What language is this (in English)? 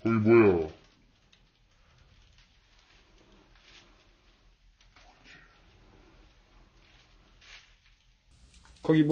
Korean